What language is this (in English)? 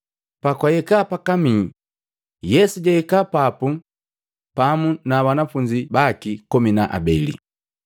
Matengo